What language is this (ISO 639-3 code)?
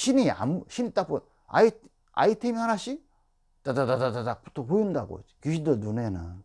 kor